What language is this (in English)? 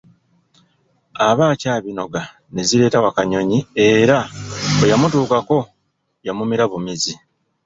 Ganda